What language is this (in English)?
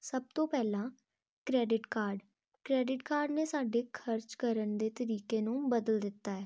Punjabi